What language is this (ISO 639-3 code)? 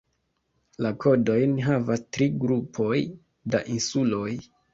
epo